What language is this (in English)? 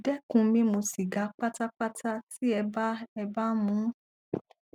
Yoruba